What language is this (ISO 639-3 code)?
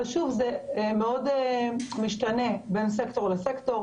heb